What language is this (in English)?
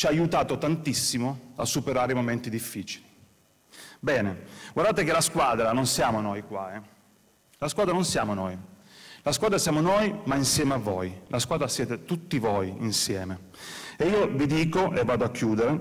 Italian